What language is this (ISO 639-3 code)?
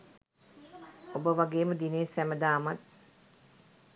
sin